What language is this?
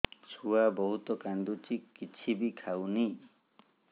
Odia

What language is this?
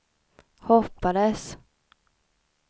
Swedish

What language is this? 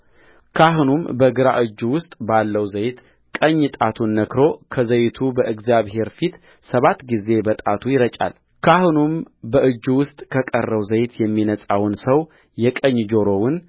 Amharic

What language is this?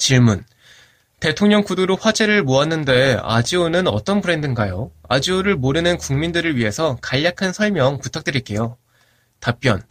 Korean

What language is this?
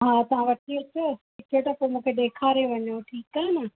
Sindhi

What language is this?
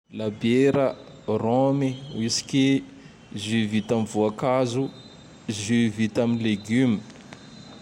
Tandroy-Mahafaly Malagasy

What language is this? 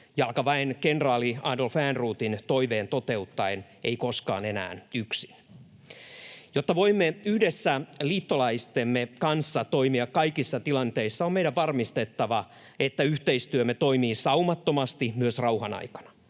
Finnish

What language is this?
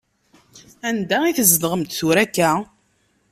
Kabyle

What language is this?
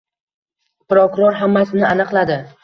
Uzbek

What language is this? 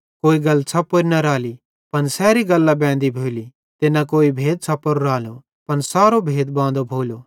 Bhadrawahi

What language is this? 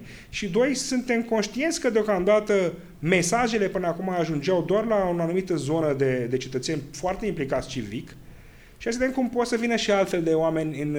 Romanian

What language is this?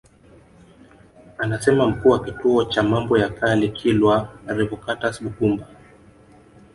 Swahili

